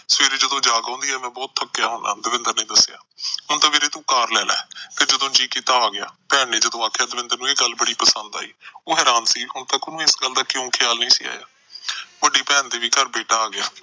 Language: Punjabi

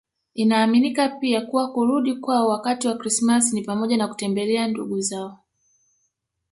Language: Swahili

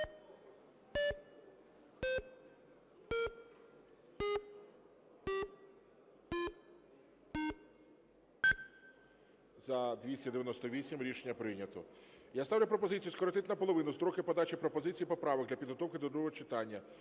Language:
Ukrainian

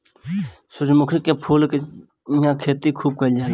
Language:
Bhojpuri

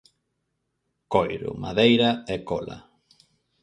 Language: Galician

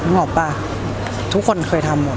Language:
Thai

